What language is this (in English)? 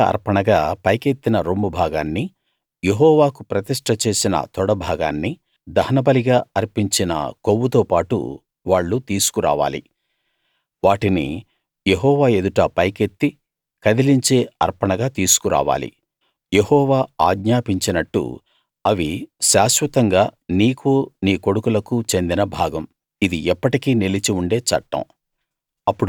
Telugu